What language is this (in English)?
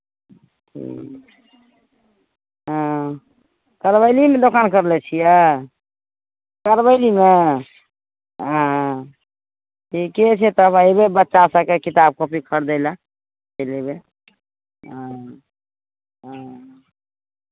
Maithili